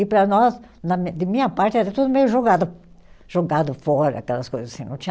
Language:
Portuguese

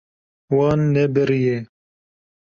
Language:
Kurdish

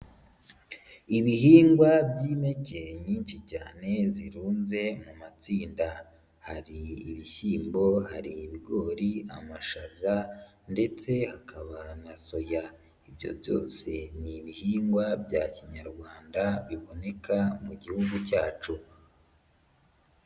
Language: Kinyarwanda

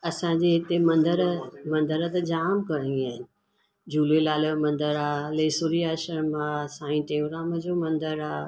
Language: Sindhi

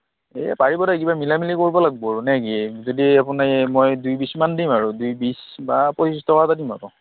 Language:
Assamese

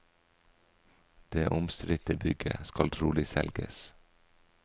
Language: Norwegian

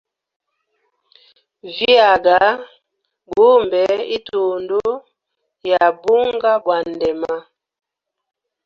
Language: Hemba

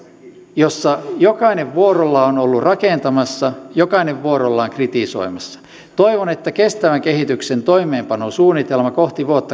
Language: Finnish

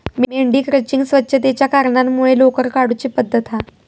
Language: Marathi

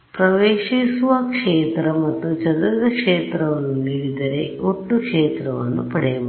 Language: Kannada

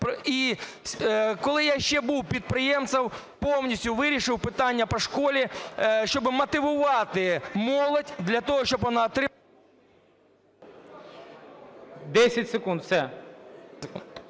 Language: Ukrainian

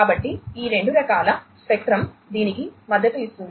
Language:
Telugu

